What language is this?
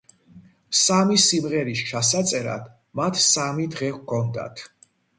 Georgian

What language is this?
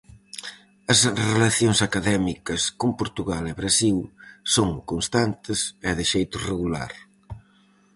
Galician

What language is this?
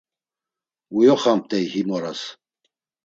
Laz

